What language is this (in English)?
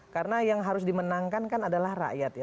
Indonesian